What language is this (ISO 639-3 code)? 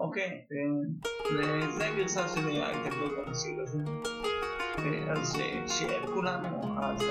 heb